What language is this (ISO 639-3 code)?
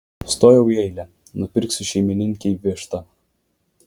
lit